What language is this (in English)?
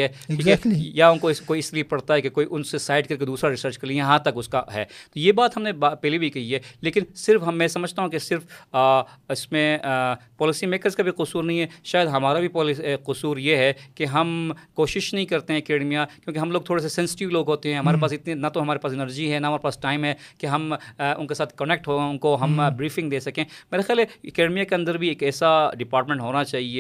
Urdu